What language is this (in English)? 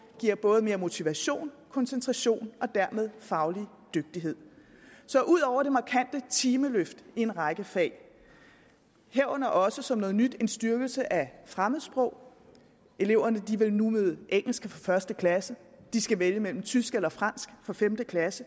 Danish